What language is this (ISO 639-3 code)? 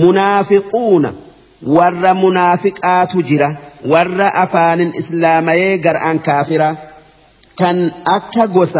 ara